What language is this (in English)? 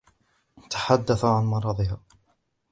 Arabic